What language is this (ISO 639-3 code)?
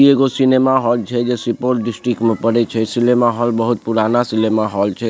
mai